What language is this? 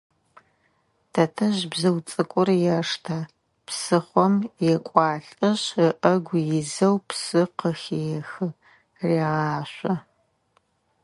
Adyghe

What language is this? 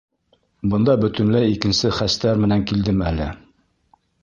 Bashkir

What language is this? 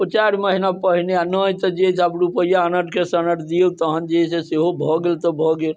Maithili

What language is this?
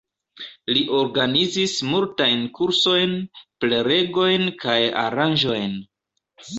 Esperanto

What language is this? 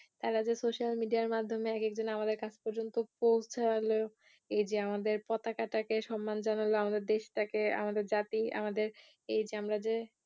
Bangla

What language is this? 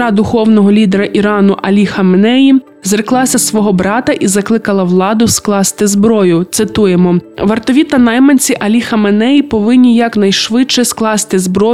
Ukrainian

